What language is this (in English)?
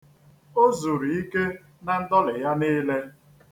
Igbo